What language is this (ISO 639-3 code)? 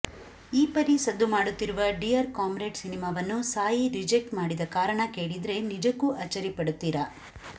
kan